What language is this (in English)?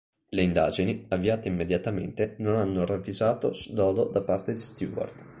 Italian